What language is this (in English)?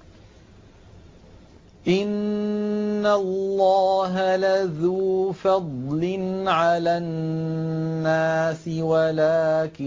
Arabic